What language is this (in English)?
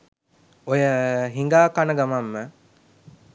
Sinhala